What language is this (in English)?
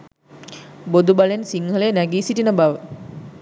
Sinhala